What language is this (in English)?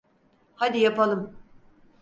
Turkish